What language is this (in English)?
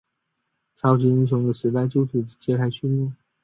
Chinese